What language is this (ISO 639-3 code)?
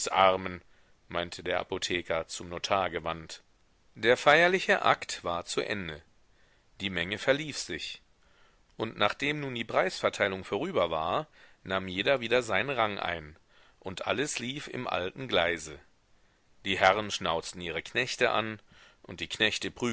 deu